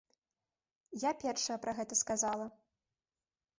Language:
Belarusian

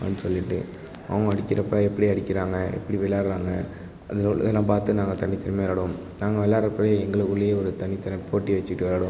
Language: Tamil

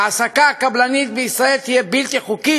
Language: Hebrew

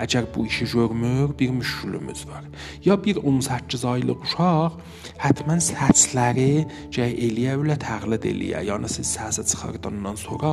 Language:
Persian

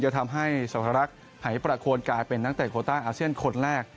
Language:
Thai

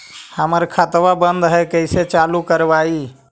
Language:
Magahi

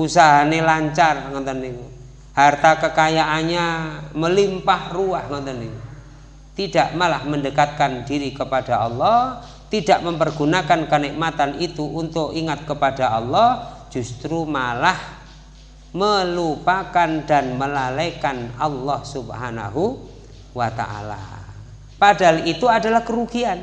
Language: Indonesian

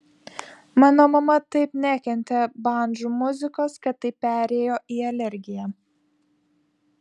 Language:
Lithuanian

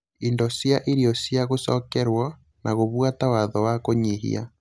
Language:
Kikuyu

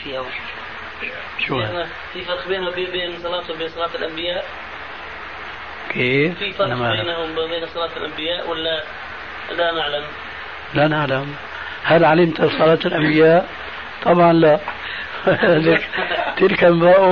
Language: Arabic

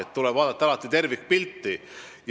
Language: Estonian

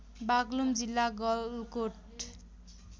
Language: Nepali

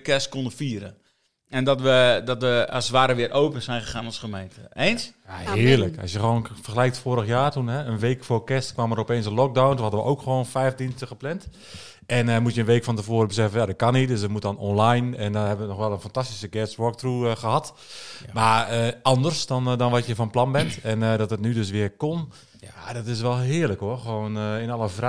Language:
Dutch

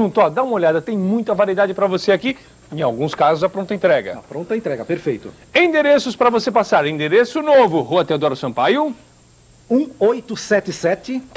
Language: Portuguese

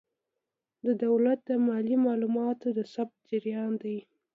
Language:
Pashto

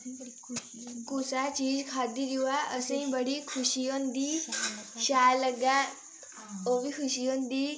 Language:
Dogri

